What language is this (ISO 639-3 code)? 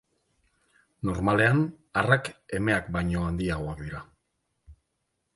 eus